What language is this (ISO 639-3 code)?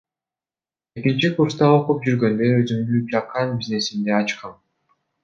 kir